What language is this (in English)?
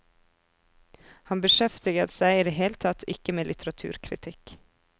Norwegian